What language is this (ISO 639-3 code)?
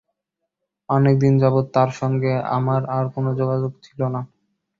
ben